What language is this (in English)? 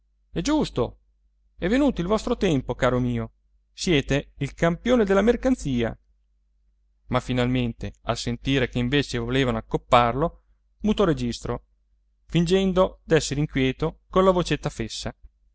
Italian